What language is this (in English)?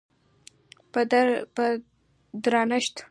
Pashto